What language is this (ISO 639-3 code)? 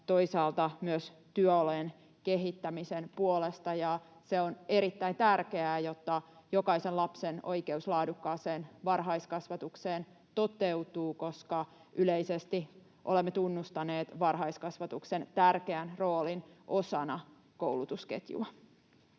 fin